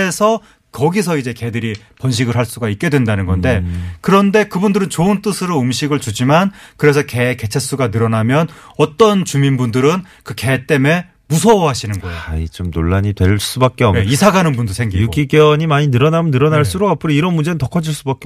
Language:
Korean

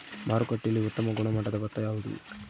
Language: Kannada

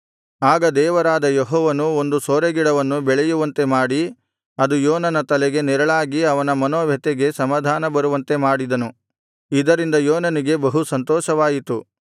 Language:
Kannada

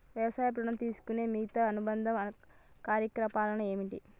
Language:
Telugu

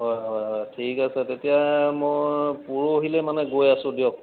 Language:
Assamese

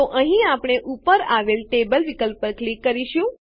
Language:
Gujarati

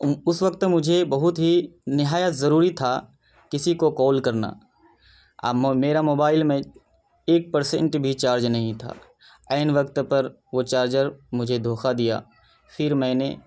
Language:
Urdu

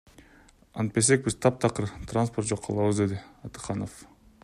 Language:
Kyrgyz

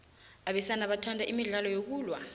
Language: South Ndebele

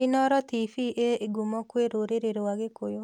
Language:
Kikuyu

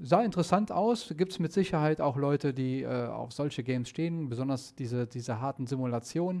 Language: German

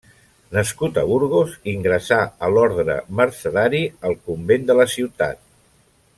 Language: Catalan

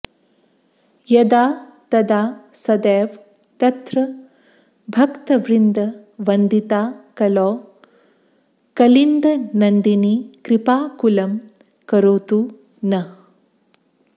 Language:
Sanskrit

